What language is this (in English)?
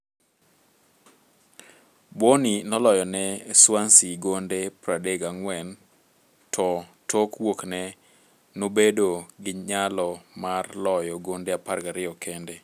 Luo (Kenya and Tanzania)